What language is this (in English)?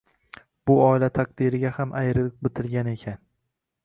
Uzbek